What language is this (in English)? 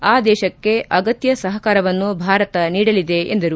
Kannada